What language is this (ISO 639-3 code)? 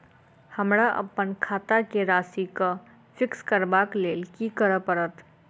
mai